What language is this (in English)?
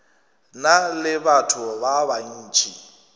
Northern Sotho